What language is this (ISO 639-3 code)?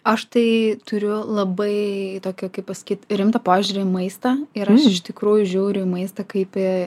lit